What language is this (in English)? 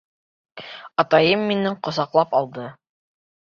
Bashkir